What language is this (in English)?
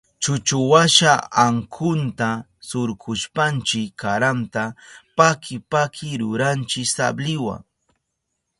Southern Pastaza Quechua